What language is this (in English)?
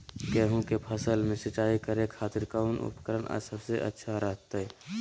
Magahi